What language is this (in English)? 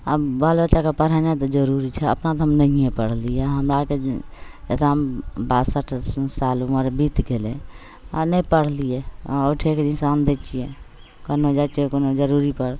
Maithili